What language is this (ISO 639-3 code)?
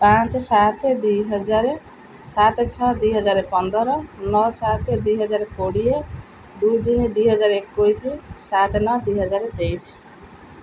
ori